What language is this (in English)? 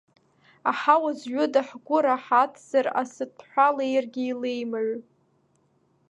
Abkhazian